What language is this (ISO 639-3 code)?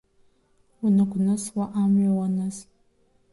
abk